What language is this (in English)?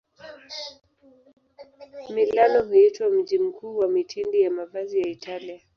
Swahili